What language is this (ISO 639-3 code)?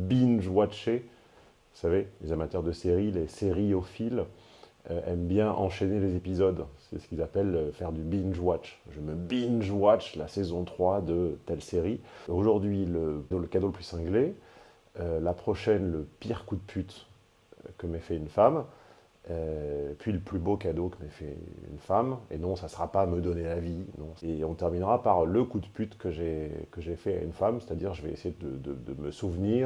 fra